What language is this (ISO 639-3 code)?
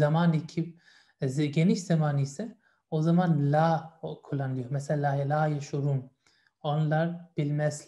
tur